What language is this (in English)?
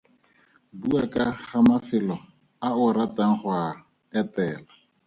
Tswana